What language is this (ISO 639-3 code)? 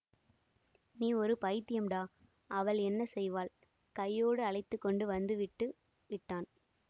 tam